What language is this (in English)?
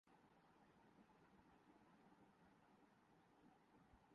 Urdu